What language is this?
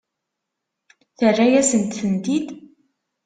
Kabyle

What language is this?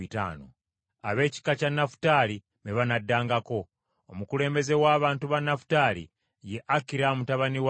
Ganda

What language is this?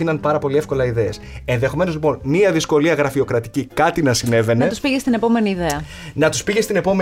Greek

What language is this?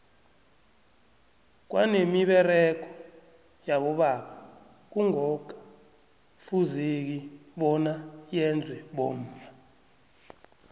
South Ndebele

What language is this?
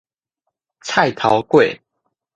Min Nan Chinese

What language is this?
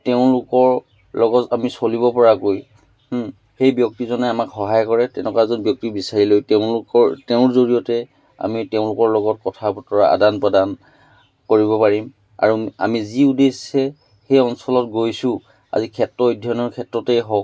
Assamese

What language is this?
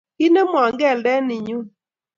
Kalenjin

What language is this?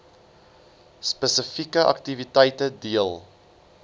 Afrikaans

